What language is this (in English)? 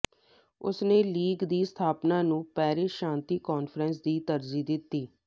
Punjabi